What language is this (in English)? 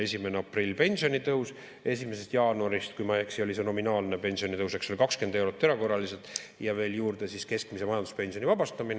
Estonian